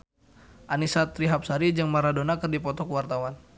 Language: Sundanese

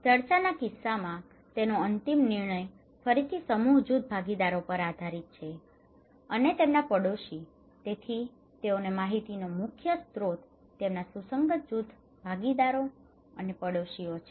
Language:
Gujarati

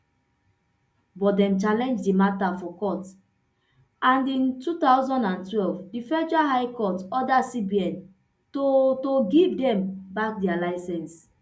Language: Nigerian Pidgin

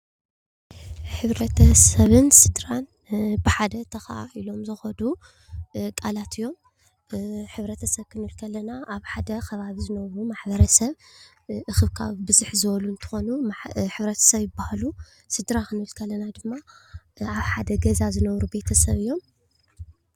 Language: Tigrinya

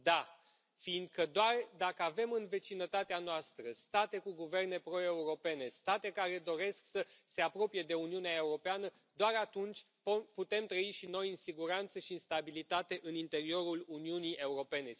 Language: Romanian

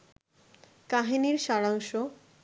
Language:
Bangla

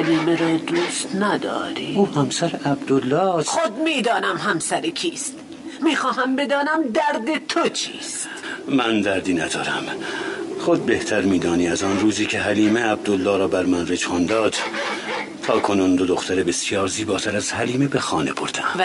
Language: Persian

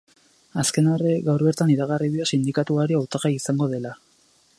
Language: Basque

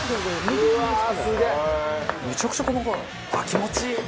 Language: Japanese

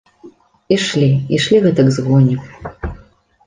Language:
Belarusian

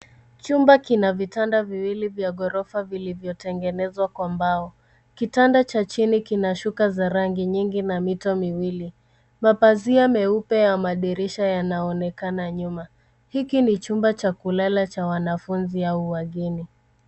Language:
Swahili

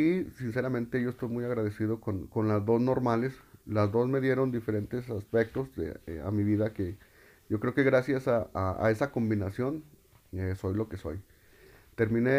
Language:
Spanish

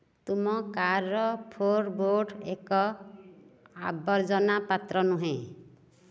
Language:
Odia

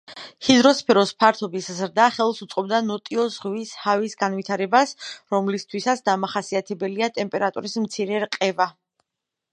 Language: Georgian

